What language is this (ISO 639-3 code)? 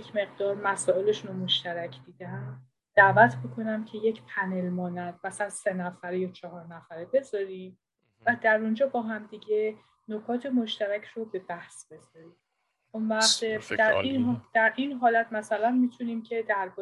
fas